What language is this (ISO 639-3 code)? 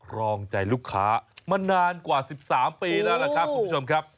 tha